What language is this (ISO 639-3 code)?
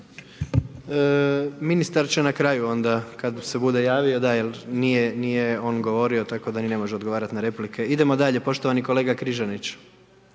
hrv